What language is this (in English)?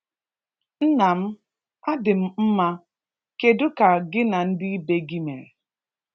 Igbo